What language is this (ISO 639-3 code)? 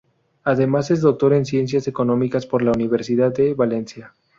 spa